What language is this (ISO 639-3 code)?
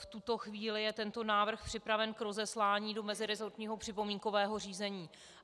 ces